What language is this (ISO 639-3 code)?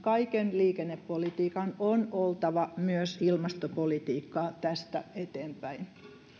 fin